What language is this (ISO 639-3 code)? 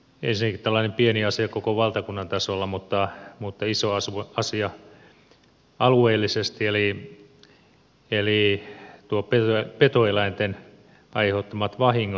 fin